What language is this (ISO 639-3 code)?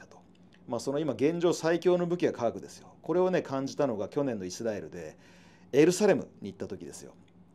jpn